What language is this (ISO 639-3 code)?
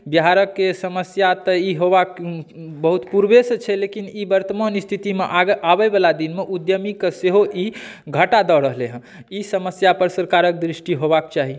mai